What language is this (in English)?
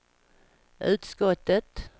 Swedish